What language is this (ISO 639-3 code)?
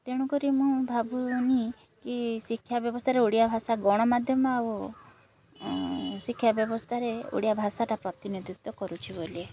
ori